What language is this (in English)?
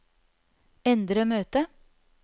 Norwegian